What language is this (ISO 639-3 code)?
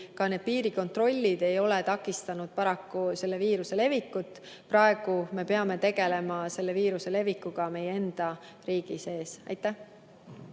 est